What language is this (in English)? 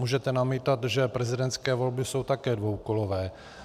Czech